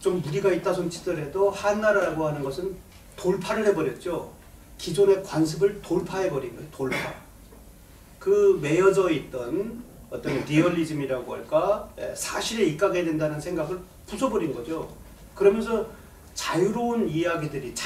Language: Korean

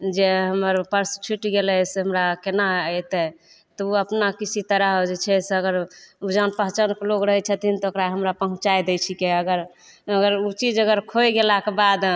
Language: Maithili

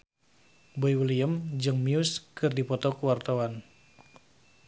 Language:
Sundanese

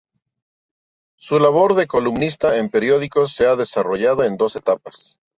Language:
Spanish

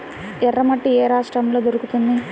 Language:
Telugu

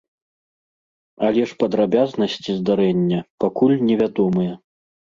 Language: Belarusian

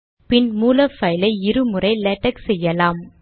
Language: Tamil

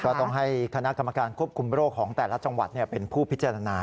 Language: Thai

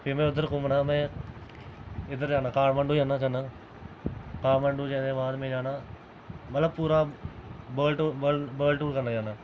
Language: Dogri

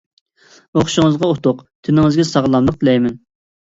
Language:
Uyghur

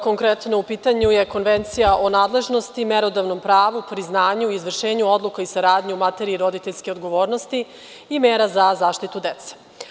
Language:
Serbian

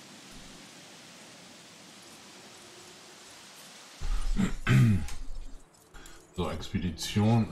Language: German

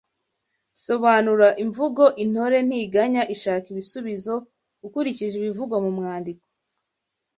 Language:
Kinyarwanda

